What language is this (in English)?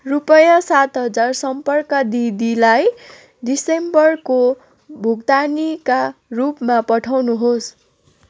Nepali